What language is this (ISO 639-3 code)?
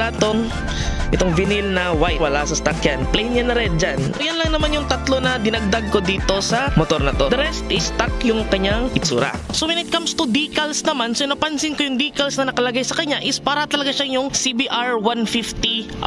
fil